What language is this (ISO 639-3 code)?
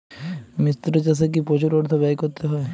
ben